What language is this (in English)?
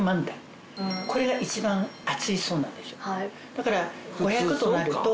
Japanese